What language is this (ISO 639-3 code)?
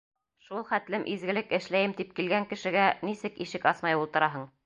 bak